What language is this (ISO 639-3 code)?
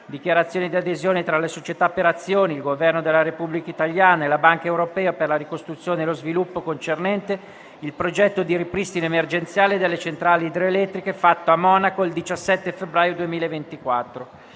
ita